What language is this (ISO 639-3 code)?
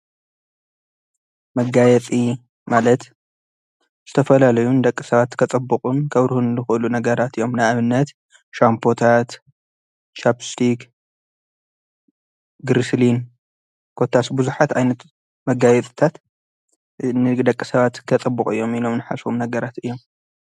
tir